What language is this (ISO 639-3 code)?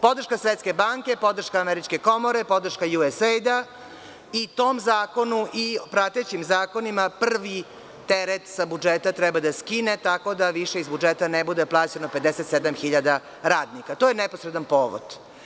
srp